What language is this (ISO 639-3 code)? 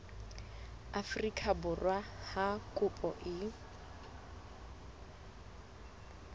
sot